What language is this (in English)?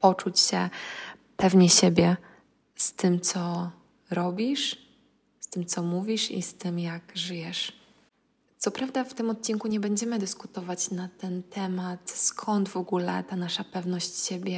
Polish